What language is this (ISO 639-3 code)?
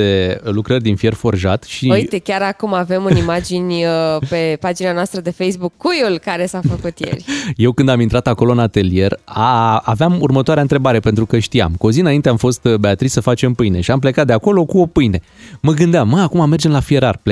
ron